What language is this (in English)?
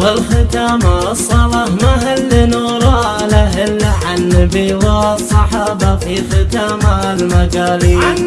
Arabic